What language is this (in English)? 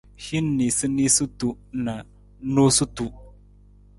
Nawdm